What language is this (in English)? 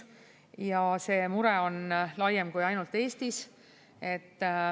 Estonian